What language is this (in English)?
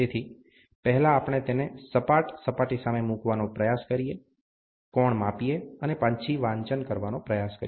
Gujarati